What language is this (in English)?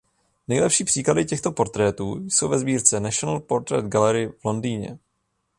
Czech